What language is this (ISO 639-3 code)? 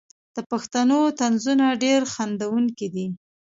pus